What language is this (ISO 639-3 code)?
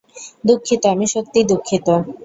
ben